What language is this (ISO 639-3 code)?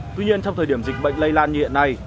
vie